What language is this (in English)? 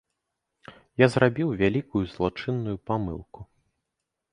Belarusian